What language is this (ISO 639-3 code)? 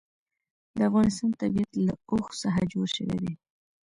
pus